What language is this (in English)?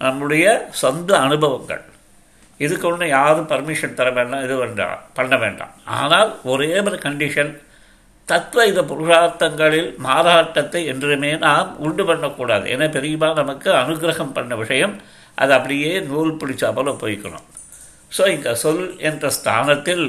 Tamil